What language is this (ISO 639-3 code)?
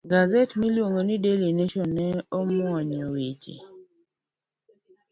luo